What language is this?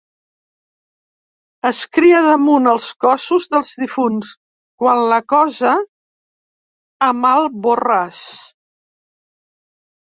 Catalan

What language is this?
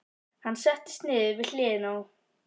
Icelandic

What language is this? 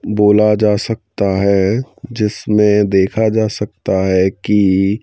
Hindi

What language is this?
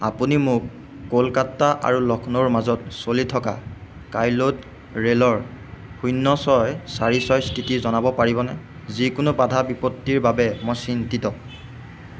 Assamese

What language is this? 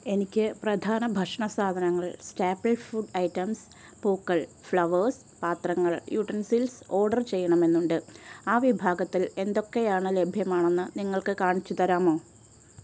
Malayalam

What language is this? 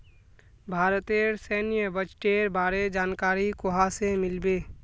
Magahi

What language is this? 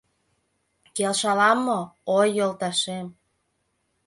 Mari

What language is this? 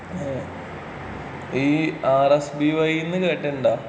Malayalam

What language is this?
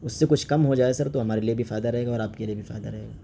Urdu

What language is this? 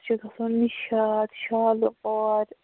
Kashmiri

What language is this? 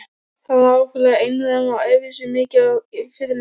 Icelandic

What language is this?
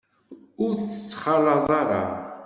Kabyle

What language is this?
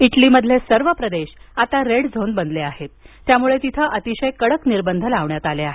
Marathi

